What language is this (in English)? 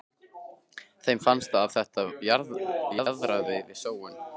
Icelandic